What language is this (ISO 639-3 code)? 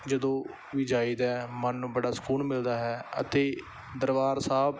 pan